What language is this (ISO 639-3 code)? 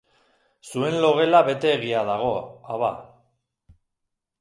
eus